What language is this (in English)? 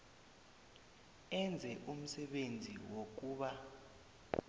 South Ndebele